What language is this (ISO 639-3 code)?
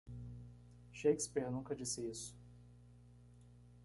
por